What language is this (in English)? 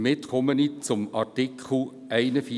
Swiss German